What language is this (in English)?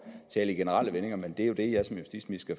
Danish